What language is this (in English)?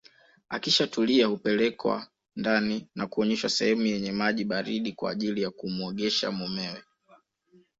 Swahili